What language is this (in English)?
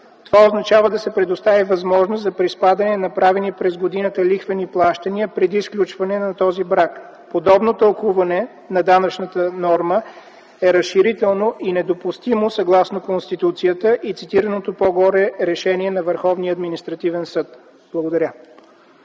Bulgarian